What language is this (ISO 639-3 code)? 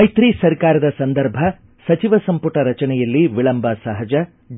kan